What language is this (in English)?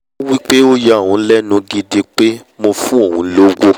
Yoruba